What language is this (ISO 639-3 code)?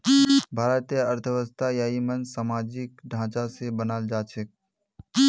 mag